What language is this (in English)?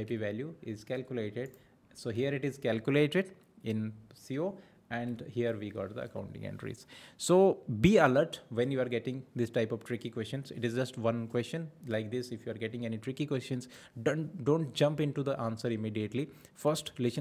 English